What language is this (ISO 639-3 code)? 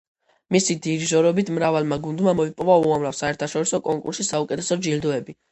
kat